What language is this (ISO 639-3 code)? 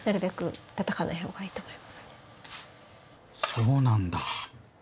jpn